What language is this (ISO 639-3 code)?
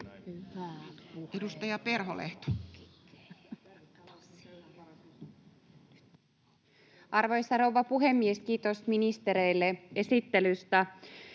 fin